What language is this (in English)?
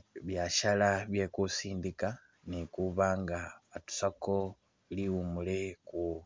Masaaba